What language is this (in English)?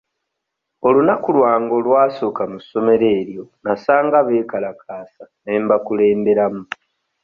Ganda